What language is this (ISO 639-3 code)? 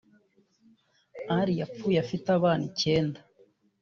kin